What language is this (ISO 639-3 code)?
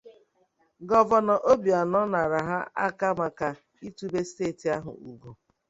ibo